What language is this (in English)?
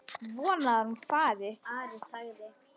Icelandic